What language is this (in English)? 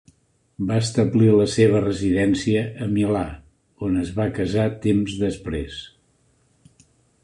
Catalan